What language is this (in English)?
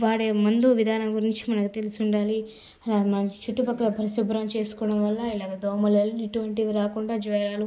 Telugu